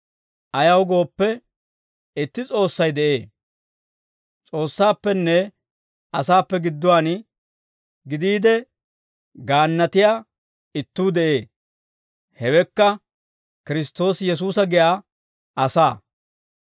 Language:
Dawro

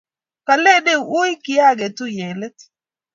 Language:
Kalenjin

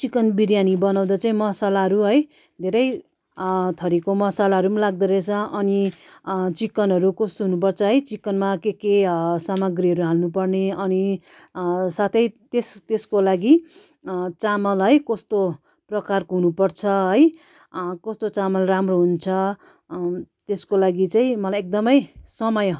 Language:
Nepali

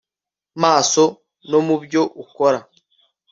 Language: Kinyarwanda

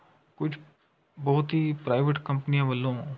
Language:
Punjabi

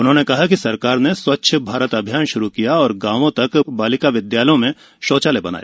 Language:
Hindi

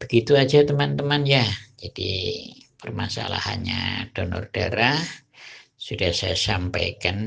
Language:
Indonesian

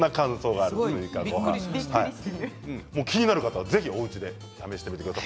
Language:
Japanese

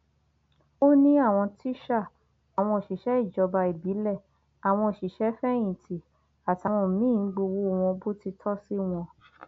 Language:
Yoruba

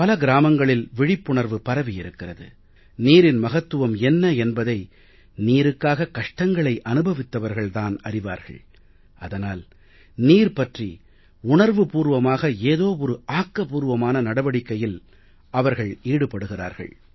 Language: Tamil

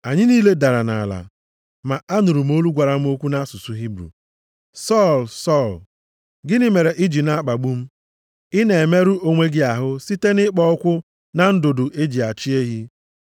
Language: Igbo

